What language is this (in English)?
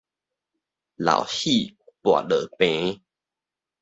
Min Nan Chinese